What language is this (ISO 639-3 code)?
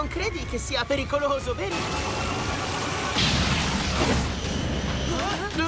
ita